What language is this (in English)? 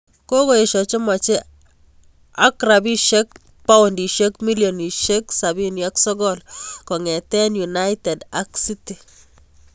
Kalenjin